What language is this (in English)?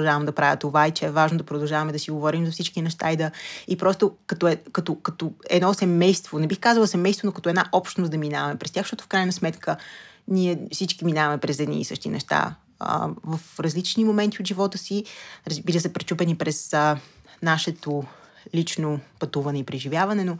Bulgarian